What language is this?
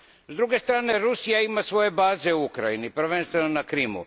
Croatian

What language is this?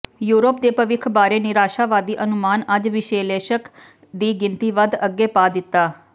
Punjabi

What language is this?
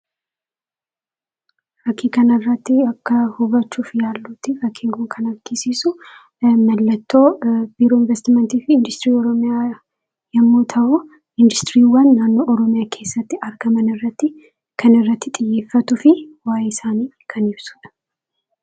Oromo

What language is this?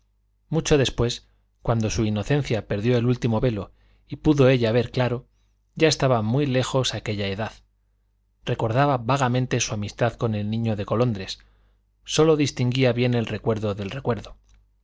Spanish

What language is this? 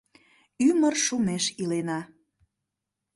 Mari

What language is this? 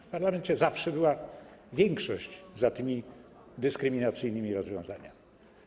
Polish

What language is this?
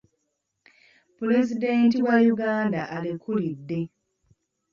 Ganda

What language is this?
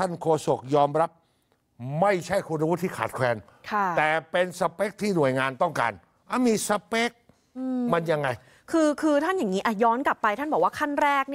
Thai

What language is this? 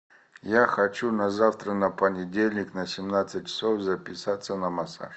Russian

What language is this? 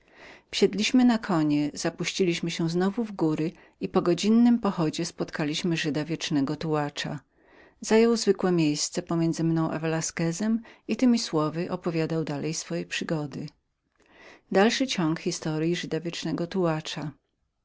Polish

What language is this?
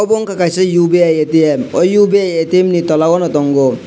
Kok Borok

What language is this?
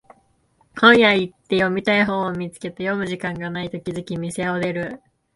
Japanese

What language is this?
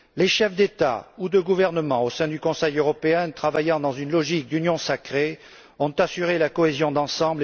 French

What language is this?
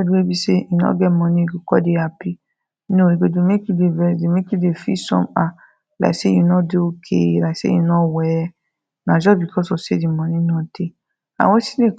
Nigerian Pidgin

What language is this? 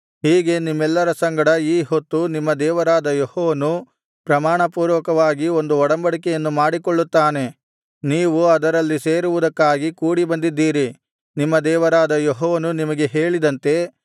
Kannada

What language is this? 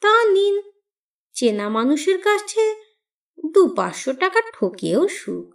Bangla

